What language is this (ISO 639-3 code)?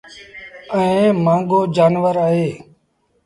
sbn